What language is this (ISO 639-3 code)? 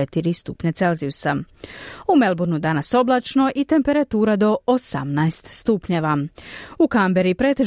hrv